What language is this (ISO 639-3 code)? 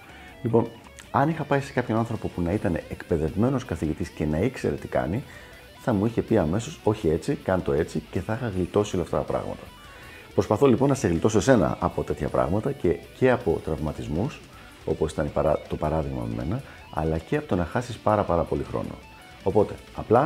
ell